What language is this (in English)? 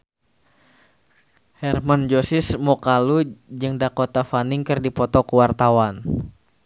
Sundanese